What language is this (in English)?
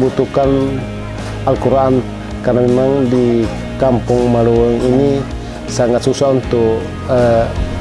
Indonesian